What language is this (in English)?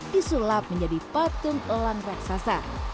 Indonesian